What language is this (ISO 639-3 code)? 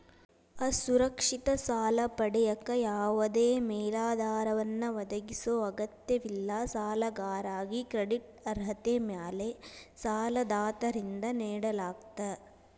kan